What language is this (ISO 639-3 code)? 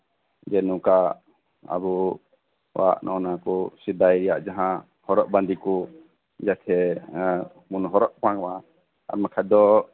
sat